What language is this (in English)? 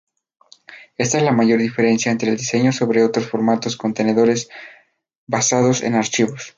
Spanish